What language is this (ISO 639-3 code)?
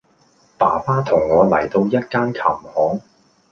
yue